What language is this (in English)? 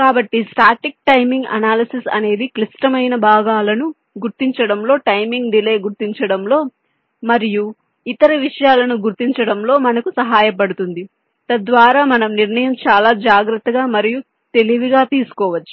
Telugu